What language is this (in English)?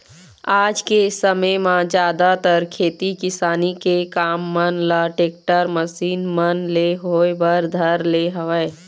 Chhattisgarhi